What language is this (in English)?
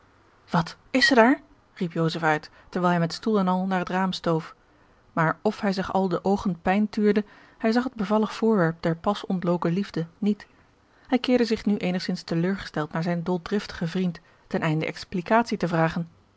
Dutch